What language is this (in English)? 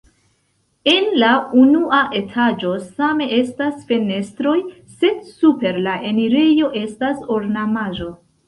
Esperanto